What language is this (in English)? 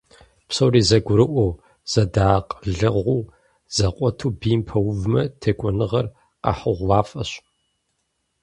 Kabardian